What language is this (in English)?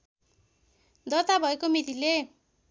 Nepali